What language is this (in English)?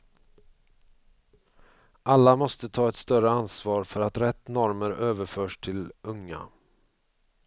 Swedish